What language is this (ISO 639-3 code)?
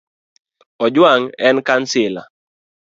luo